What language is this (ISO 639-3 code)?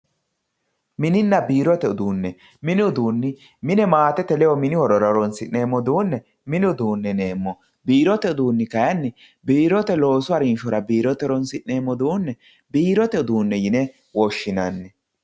sid